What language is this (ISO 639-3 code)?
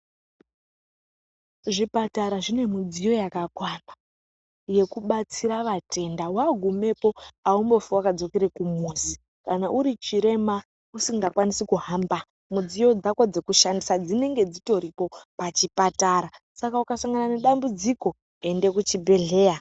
ndc